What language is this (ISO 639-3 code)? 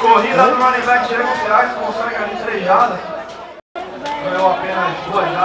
por